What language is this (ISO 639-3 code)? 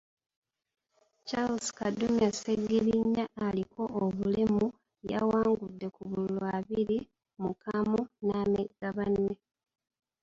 lug